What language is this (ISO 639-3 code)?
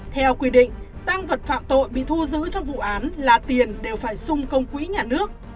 vie